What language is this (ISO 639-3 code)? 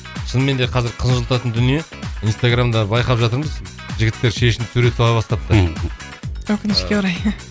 kaz